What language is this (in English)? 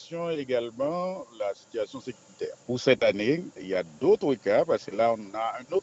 French